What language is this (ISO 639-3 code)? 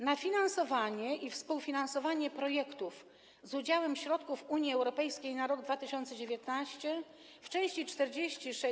pol